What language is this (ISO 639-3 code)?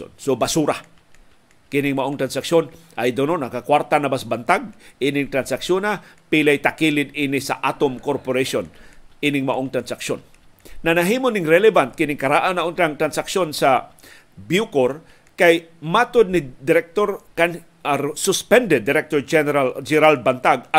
fil